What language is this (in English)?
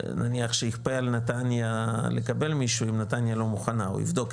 Hebrew